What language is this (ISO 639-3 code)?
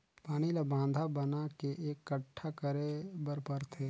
hne